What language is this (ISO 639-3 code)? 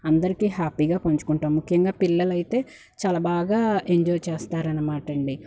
tel